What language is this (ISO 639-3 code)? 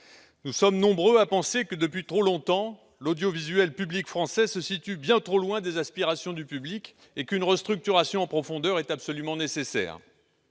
fra